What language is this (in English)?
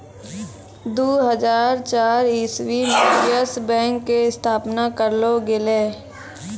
Maithili